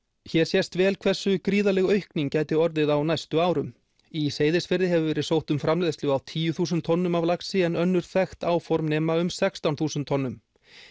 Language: Icelandic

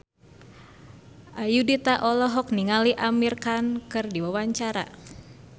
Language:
Sundanese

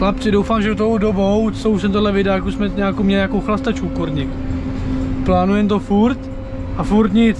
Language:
Czech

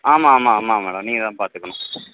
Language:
Tamil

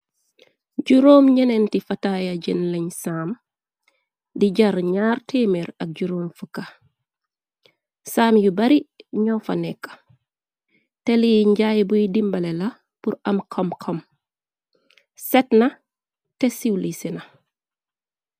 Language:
Wolof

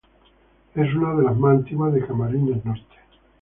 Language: Spanish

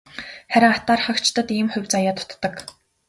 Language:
Mongolian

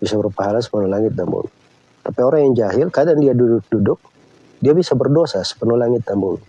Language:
Indonesian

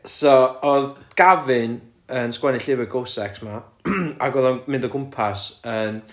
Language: Welsh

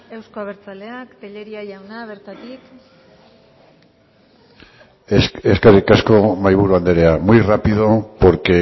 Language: Basque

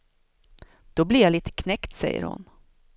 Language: Swedish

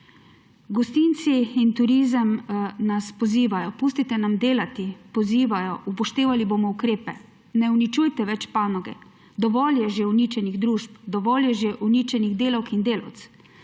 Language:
Slovenian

